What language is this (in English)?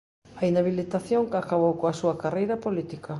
Galician